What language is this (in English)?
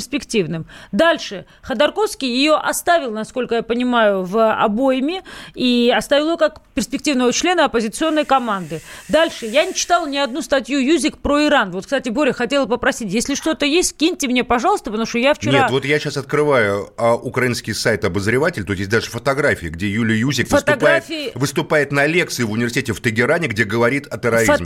Russian